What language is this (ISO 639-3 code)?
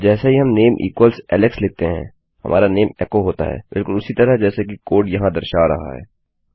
hin